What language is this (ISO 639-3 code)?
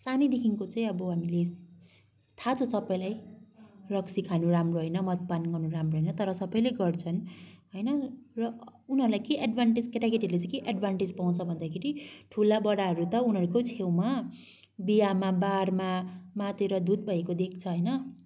nep